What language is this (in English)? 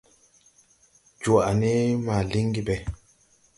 Tupuri